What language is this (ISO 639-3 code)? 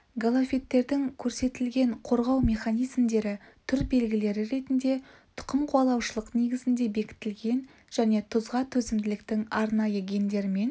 kaz